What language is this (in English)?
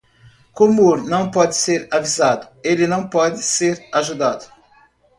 Portuguese